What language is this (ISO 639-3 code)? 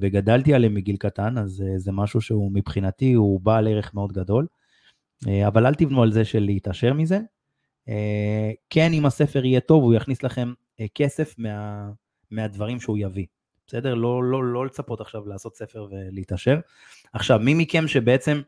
heb